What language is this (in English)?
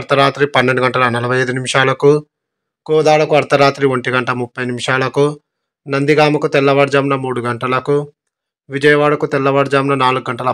Telugu